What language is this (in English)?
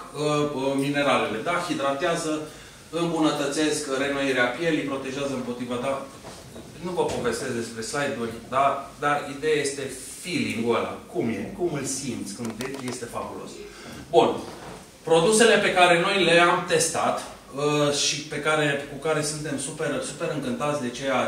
Romanian